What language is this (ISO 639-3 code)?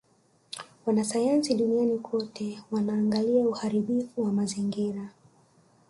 swa